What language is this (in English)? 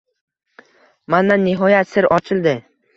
Uzbek